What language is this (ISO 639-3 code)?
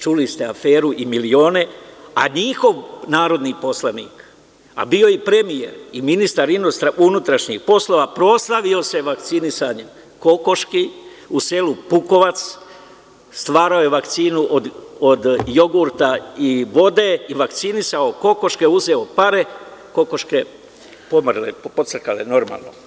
srp